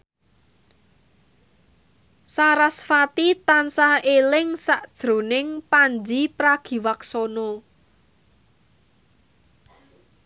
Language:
Javanese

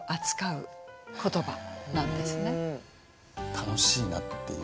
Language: Japanese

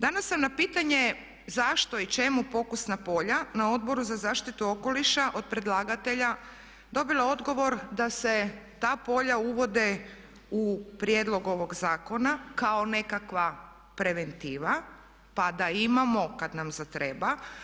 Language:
Croatian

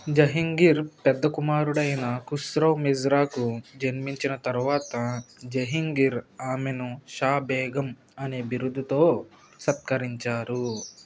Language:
Telugu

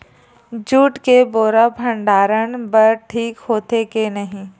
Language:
Chhattisgarhi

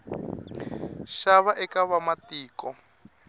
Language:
Tsonga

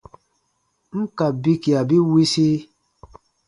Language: Baatonum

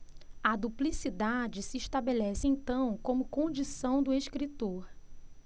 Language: Portuguese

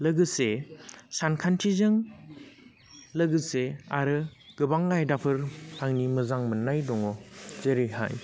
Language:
Bodo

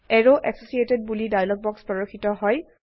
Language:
Assamese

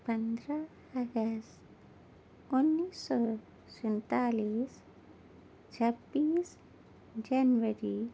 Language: Urdu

